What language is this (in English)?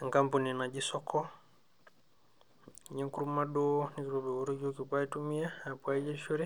Masai